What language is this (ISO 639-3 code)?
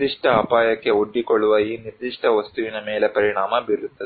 kan